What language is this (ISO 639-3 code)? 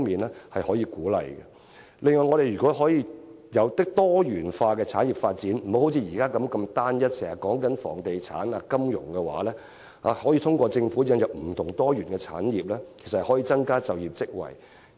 yue